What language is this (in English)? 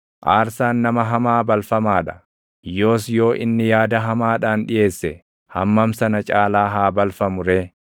Oromo